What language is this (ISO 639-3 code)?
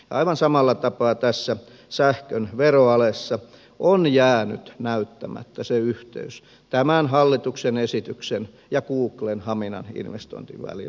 fin